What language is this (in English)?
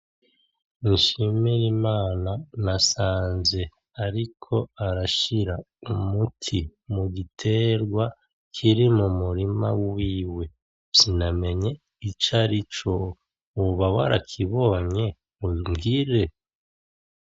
Rundi